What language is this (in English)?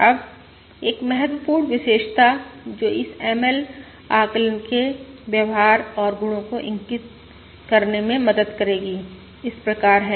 Hindi